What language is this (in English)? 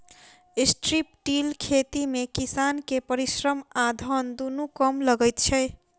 Maithili